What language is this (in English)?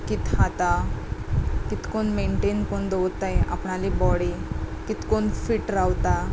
Konkani